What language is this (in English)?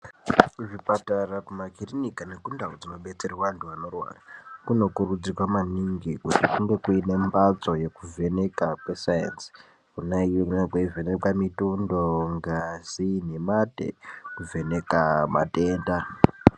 Ndau